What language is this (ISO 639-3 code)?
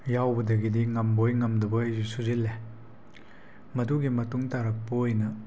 mni